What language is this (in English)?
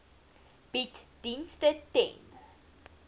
Afrikaans